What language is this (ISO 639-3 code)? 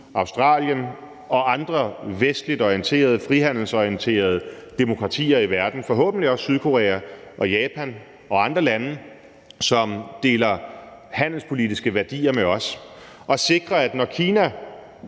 dan